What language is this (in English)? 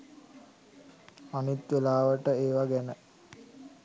Sinhala